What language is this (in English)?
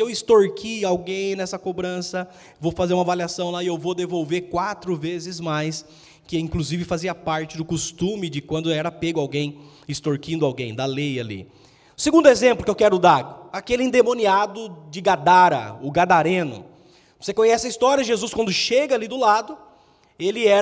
Portuguese